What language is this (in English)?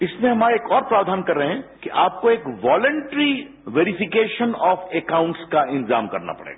Hindi